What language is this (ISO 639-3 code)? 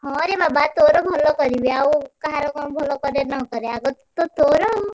ori